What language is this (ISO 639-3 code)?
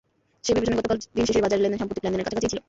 ben